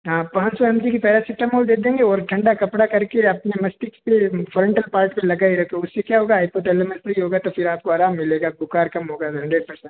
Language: Hindi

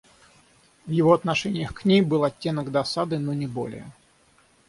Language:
Russian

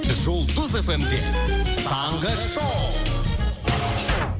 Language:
Kazakh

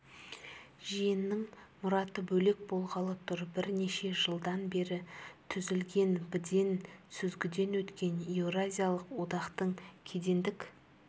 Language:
Kazakh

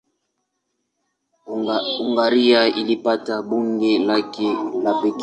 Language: Swahili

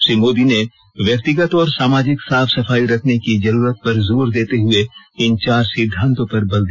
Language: Hindi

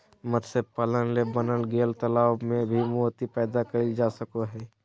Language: Magahi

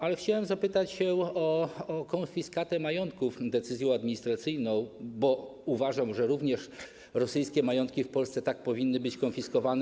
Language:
Polish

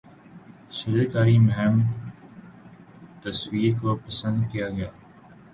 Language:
Urdu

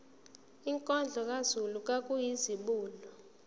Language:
Zulu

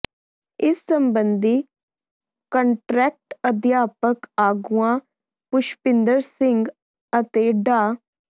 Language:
Punjabi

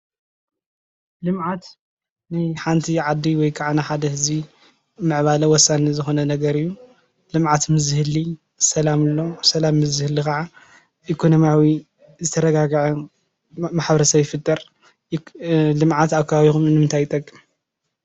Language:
Tigrinya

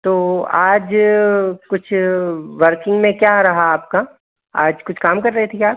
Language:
Hindi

